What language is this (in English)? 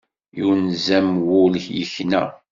Kabyle